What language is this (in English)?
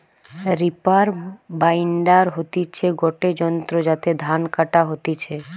Bangla